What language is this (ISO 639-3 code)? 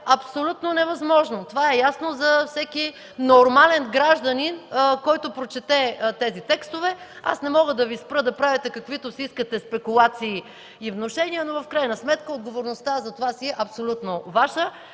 bul